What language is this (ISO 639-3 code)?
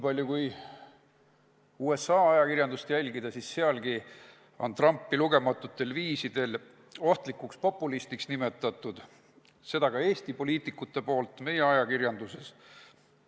est